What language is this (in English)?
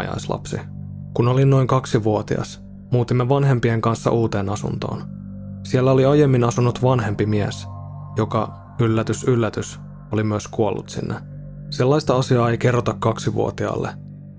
Finnish